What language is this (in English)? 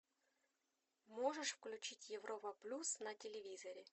Russian